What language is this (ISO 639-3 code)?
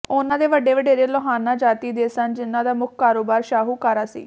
pan